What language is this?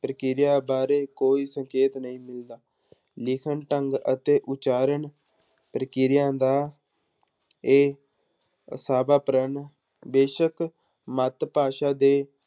Punjabi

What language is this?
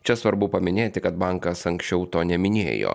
Lithuanian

